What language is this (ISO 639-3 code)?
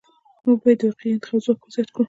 pus